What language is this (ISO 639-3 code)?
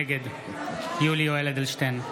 heb